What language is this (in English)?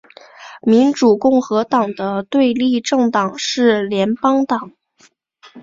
Chinese